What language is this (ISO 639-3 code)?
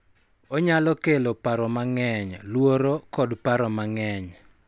luo